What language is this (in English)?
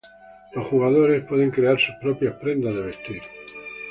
Spanish